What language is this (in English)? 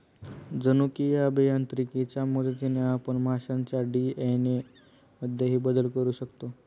Marathi